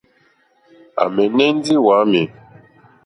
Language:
Mokpwe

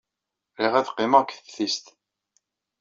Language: Kabyle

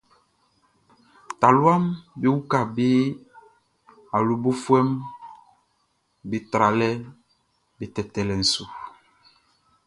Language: Baoulé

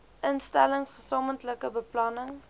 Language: Afrikaans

